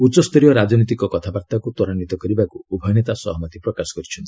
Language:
Odia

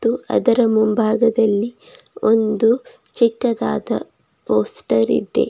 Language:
Kannada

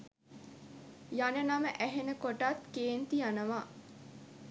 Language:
Sinhala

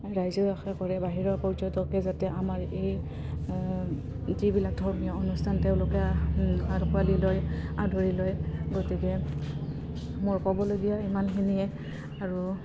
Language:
Assamese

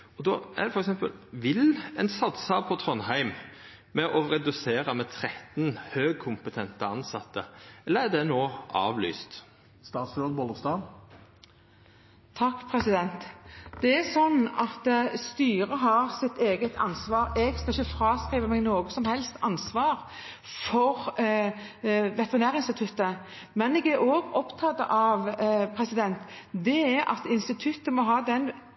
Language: Norwegian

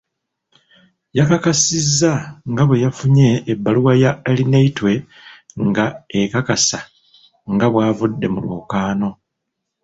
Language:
Ganda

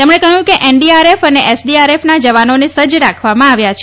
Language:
Gujarati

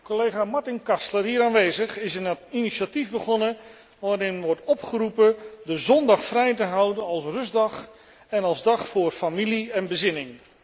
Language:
Dutch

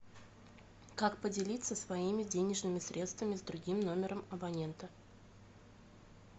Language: Russian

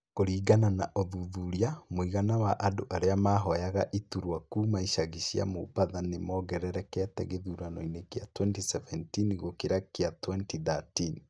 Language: Kikuyu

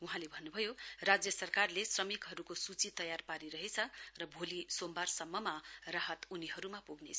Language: Nepali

